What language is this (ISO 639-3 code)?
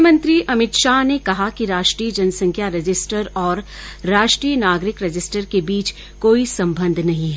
hin